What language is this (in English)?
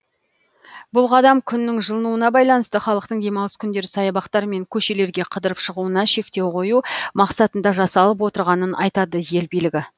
Kazakh